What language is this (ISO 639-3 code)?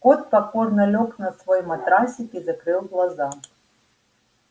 rus